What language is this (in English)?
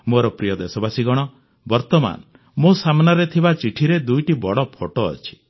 Odia